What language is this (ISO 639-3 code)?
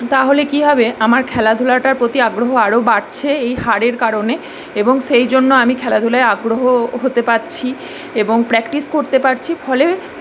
ben